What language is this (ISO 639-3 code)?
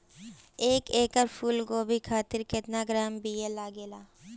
bho